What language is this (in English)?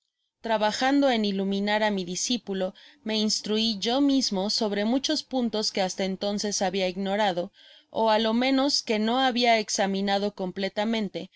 Spanish